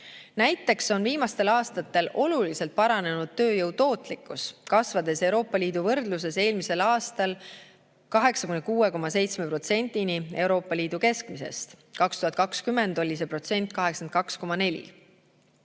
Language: Estonian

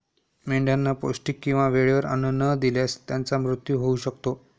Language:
Marathi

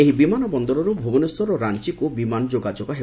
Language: Odia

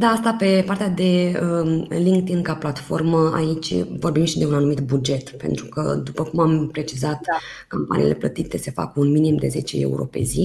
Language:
Romanian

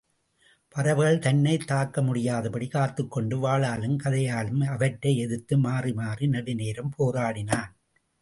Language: Tamil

